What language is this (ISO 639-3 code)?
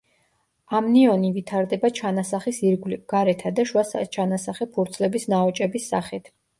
kat